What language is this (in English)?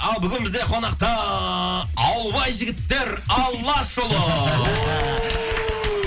Kazakh